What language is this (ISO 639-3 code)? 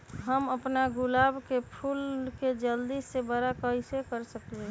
mag